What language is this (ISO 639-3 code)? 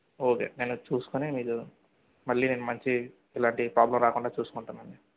tel